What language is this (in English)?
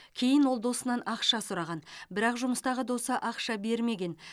Kazakh